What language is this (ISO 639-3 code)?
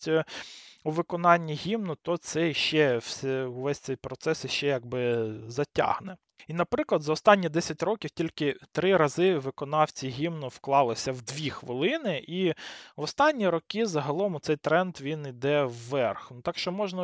ukr